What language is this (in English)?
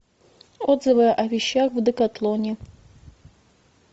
Russian